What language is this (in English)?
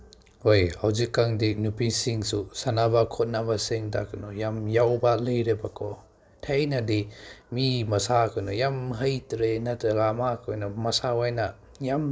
Manipuri